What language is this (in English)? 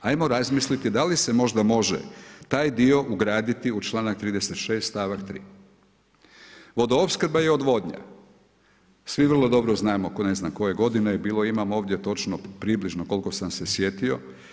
Croatian